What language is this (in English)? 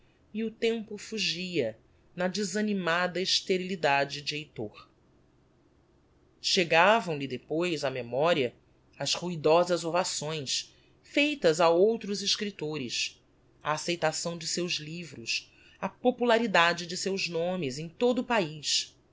Portuguese